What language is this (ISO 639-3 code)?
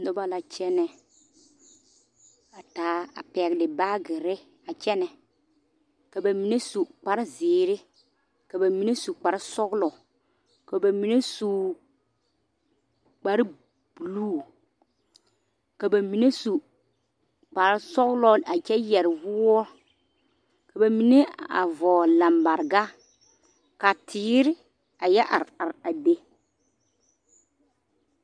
dga